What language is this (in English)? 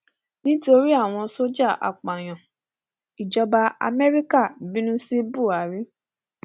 Yoruba